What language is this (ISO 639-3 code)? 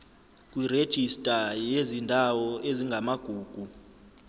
zul